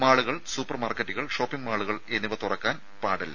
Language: Malayalam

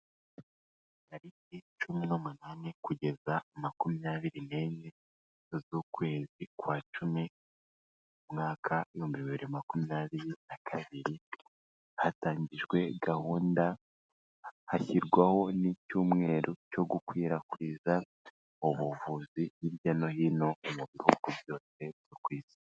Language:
Kinyarwanda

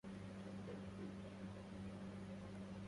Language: Arabic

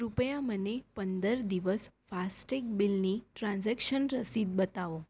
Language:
Gujarati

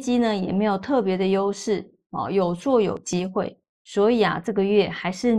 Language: Chinese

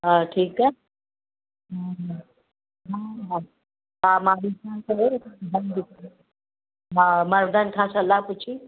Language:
Sindhi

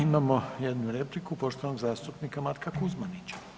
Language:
Croatian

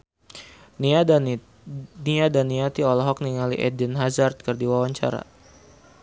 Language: Sundanese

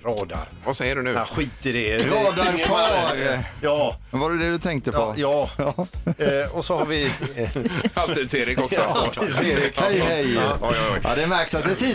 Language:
Swedish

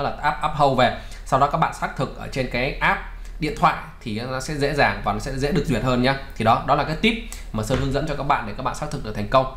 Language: Vietnamese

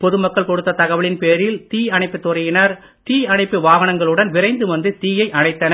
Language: Tamil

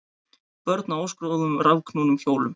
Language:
Icelandic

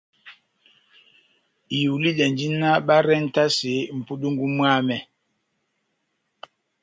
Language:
Batanga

